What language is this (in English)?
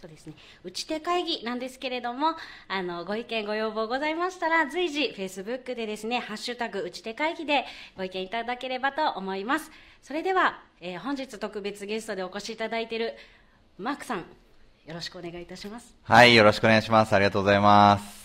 Japanese